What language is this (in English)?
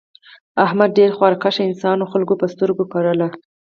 Pashto